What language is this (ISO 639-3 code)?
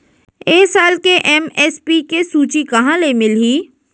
hne